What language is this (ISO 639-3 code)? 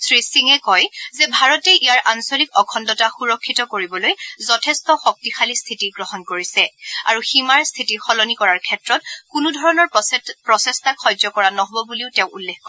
asm